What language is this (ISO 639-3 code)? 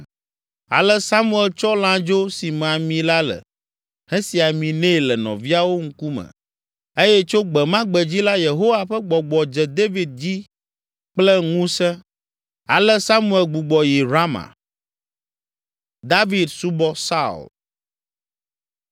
ewe